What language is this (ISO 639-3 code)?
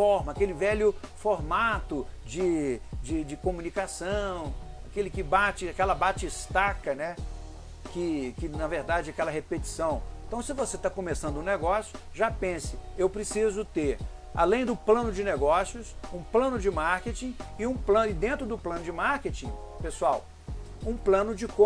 por